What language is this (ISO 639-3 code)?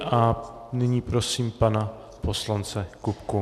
ces